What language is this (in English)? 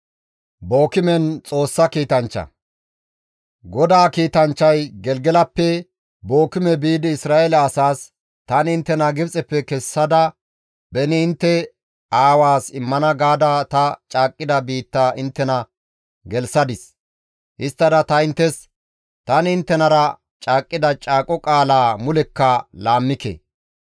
Gamo